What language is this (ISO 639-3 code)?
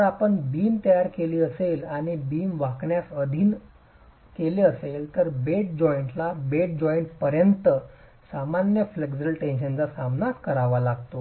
mar